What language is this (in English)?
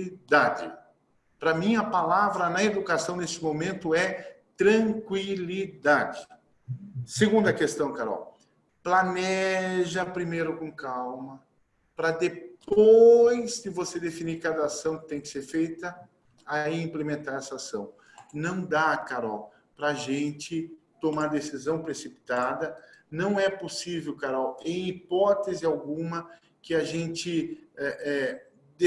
Portuguese